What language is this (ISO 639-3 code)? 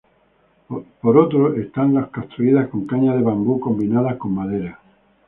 spa